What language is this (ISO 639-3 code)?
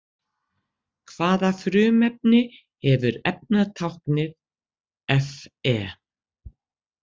isl